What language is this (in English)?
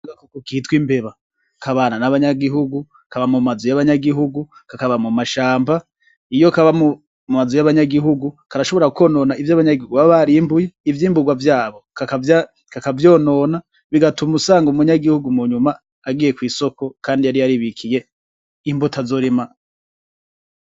Rundi